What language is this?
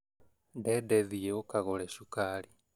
Kikuyu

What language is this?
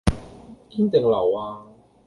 Cantonese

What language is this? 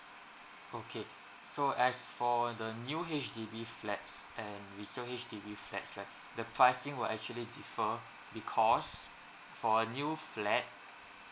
English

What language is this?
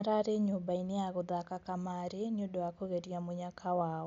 Kikuyu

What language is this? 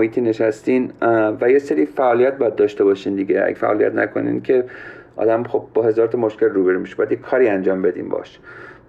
Persian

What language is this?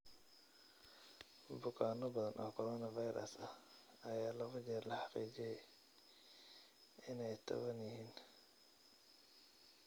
Somali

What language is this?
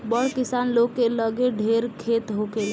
Bhojpuri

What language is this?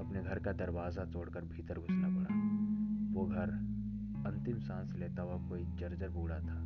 Hindi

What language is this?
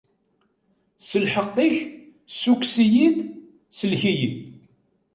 Kabyle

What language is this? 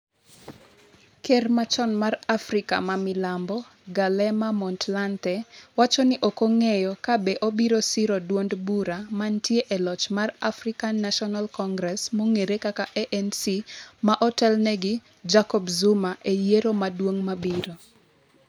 Luo (Kenya and Tanzania)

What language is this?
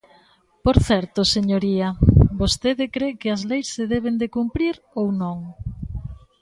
Galician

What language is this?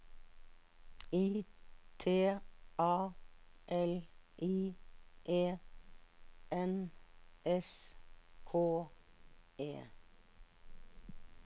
Norwegian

